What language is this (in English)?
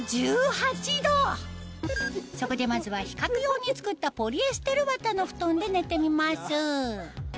Japanese